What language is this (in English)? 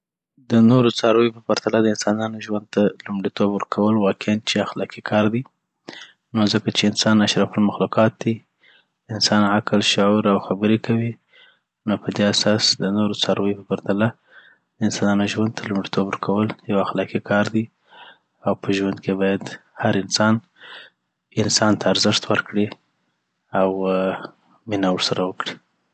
Southern Pashto